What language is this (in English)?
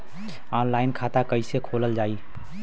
Bhojpuri